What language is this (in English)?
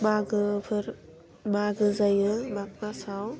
Bodo